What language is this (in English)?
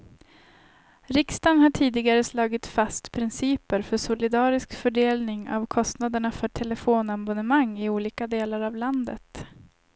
Swedish